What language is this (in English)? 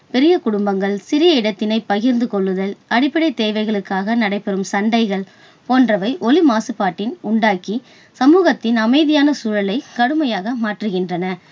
Tamil